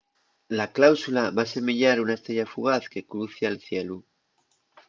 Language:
Asturian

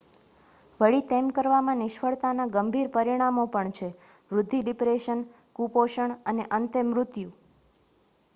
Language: Gujarati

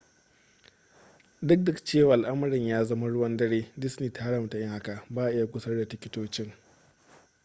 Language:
Hausa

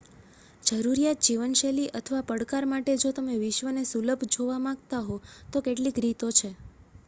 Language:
Gujarati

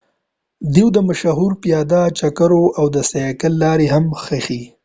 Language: Pashto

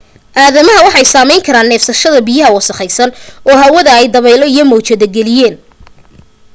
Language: Somali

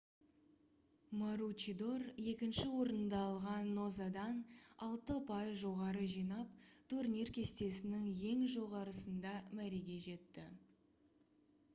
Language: Kazakh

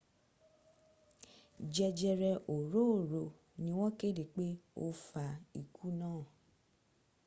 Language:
Yoruba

